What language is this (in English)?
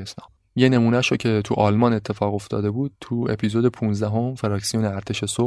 Persian